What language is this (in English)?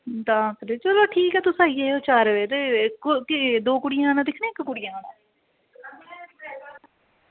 Dogri